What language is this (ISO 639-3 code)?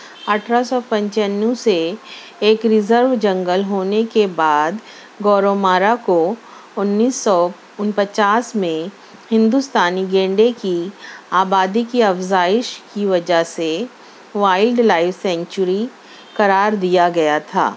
urd